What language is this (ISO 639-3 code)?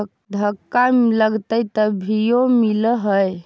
mag